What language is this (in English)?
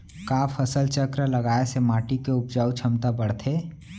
Chhattisgarhi